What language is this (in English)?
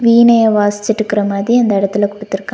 Tamil